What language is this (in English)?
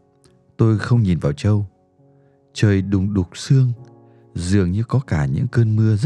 Vietnamese